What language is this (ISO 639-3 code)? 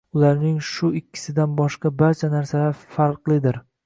uzb